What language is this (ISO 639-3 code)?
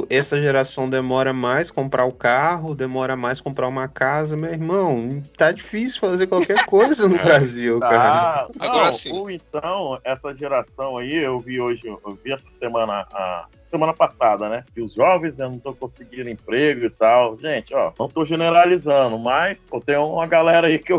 por